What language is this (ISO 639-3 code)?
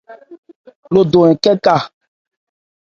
ebr